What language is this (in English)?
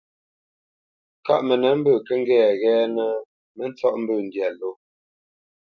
Bamenyam